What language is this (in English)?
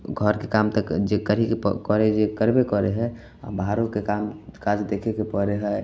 Maithili